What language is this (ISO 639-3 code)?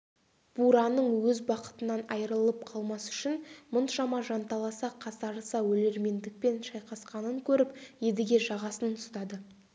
kaz